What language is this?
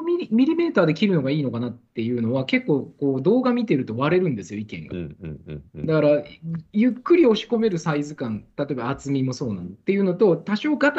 Japanese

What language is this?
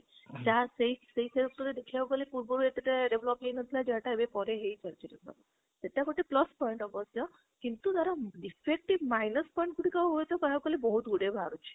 Odia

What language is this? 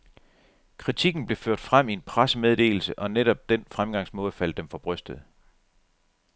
Danish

